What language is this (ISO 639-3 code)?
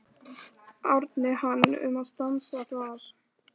isl